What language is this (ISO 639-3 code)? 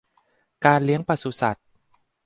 tha